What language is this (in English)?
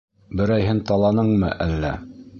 Bashkir